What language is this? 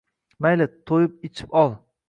Uzbek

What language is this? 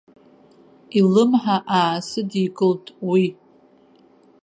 Abkhazian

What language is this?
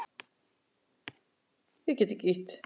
Icelandic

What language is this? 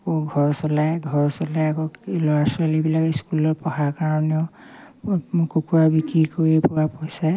Assamese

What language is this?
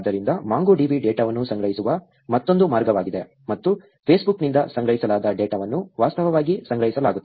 Kannada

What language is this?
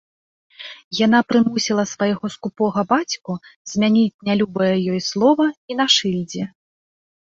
Belarusian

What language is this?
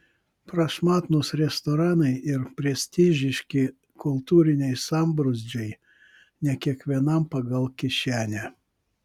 Lithuanian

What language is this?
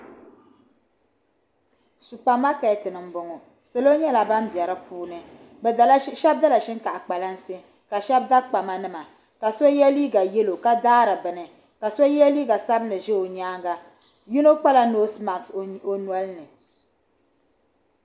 Dagbani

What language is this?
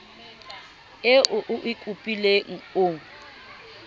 Southern Sotho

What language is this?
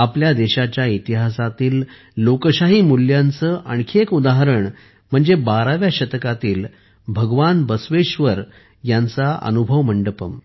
Marathi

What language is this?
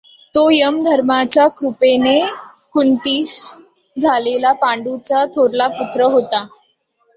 Marathi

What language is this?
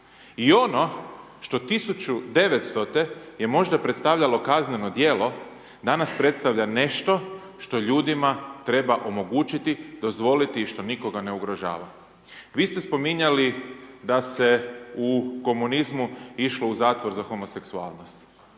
Croatian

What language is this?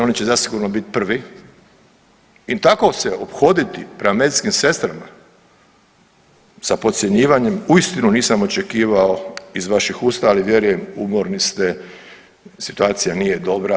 Croatian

